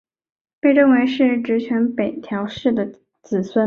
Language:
Chinese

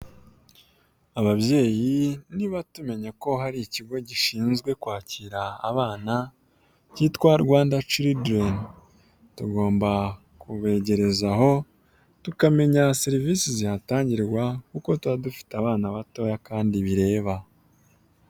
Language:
Kinyarwanda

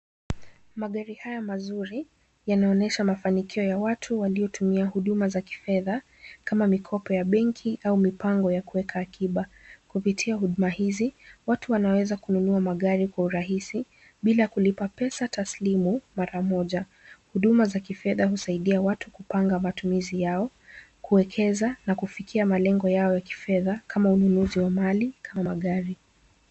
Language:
Swahili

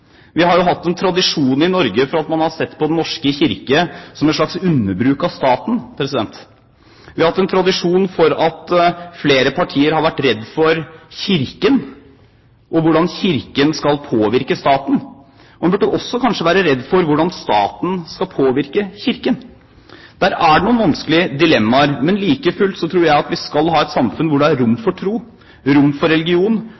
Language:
Norwegian Bokmål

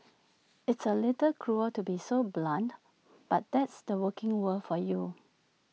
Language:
English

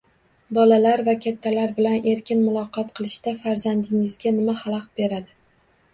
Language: Uzbek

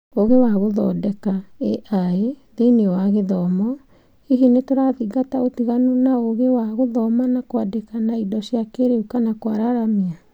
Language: Kikuyu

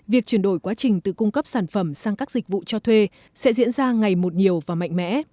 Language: Vietnamese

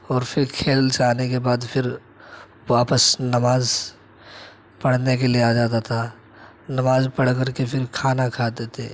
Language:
Urdu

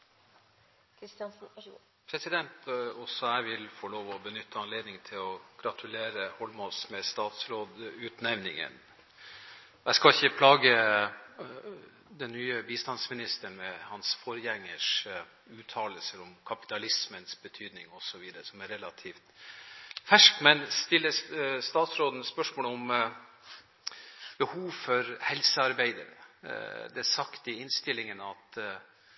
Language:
Norwegian Bokmål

